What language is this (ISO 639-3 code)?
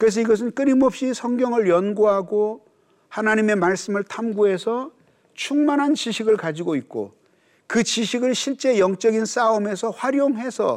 kor